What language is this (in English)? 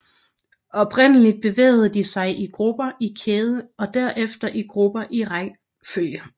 Danish